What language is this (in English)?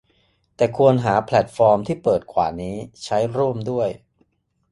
Thai